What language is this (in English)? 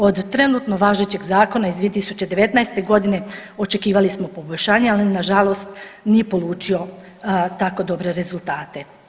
Croatian